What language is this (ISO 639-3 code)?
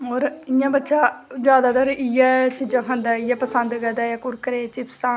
doi